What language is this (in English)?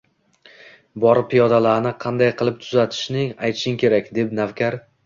Uzbek